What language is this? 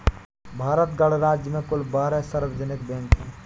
Hindi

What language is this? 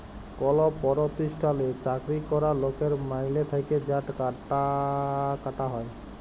Bangla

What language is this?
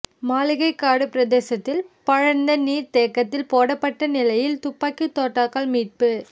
Tamil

